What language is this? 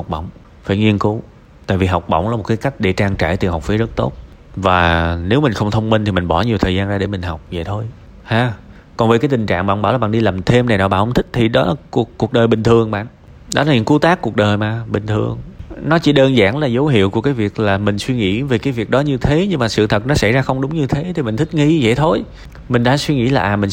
Vietnamese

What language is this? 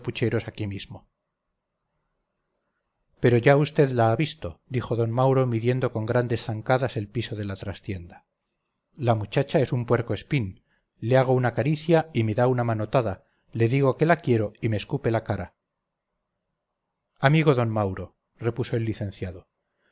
Spanish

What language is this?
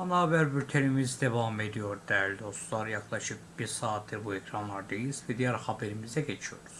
Turkish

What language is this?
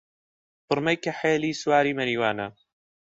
Central Kurdish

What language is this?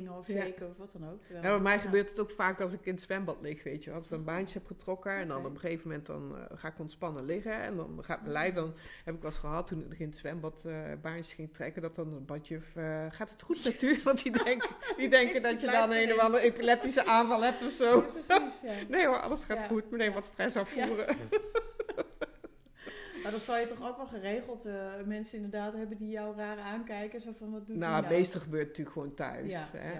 Dutch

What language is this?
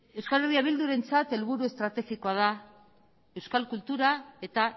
Basque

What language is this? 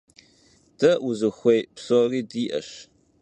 Kabardian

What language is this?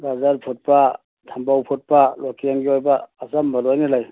Manipuri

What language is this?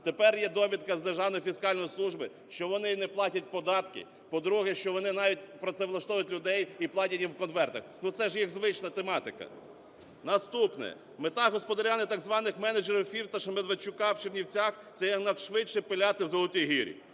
Ukrainian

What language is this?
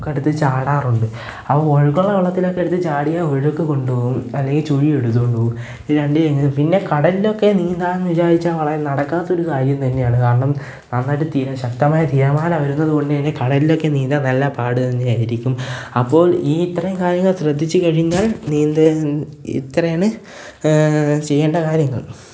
Malayalam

